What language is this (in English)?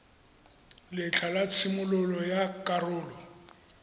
Tswana